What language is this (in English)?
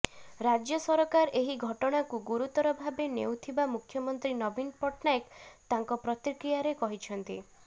Odia